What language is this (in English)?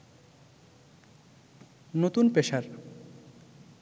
Bangla